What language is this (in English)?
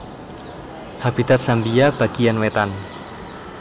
Javanese